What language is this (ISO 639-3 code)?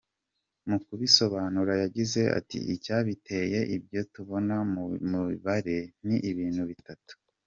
kin